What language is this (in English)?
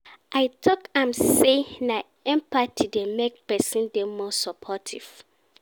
Nigerian Pidgin